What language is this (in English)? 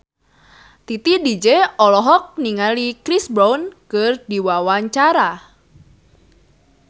Sundanese